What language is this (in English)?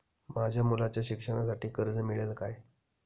Marathi